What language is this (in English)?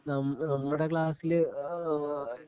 Malayalam